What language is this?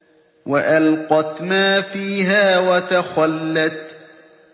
Arabic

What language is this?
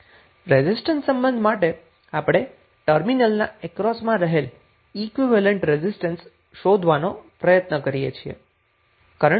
Gujarati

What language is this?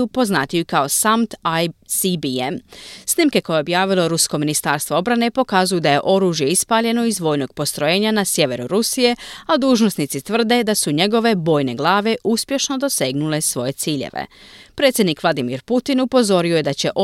Croatian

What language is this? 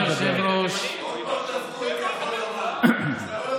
Hebrew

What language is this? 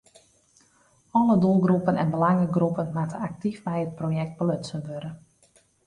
Western Frisian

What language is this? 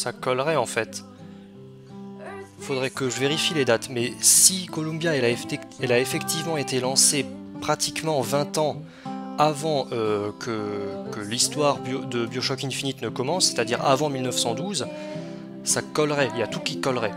French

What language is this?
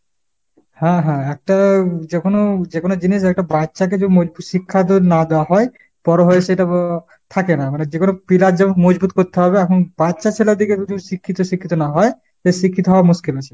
Bangla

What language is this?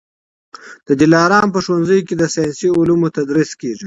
Pashto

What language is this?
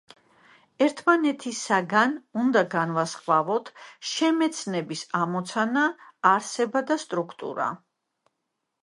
Georgian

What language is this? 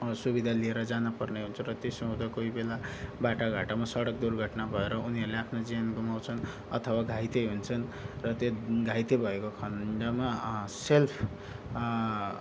Nepali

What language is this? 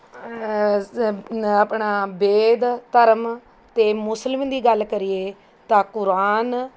Punjabi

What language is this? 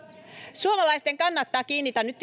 Finnish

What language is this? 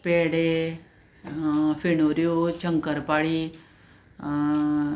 Konkani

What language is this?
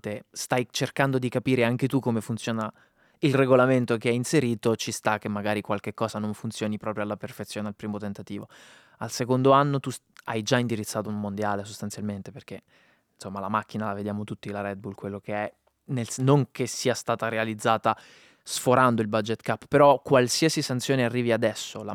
Italian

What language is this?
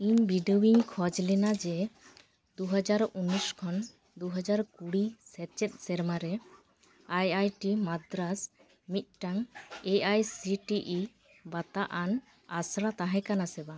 Santali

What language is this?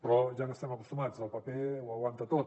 Catalan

